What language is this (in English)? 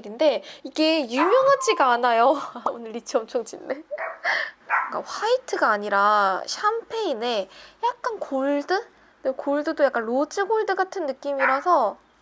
Korean